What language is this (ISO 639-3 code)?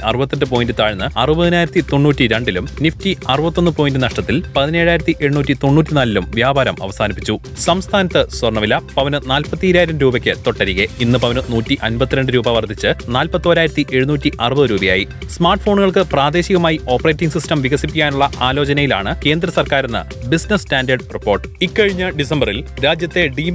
mal